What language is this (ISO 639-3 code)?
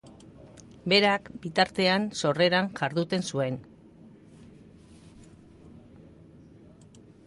eus